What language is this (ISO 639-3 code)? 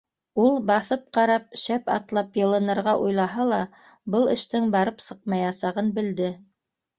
bak